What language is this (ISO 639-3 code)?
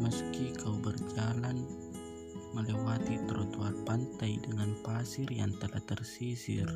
ind